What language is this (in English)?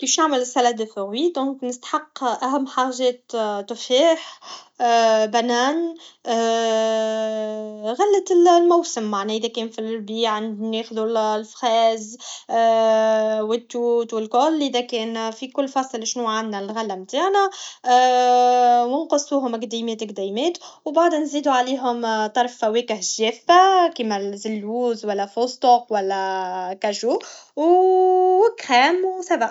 Tunisian Arabic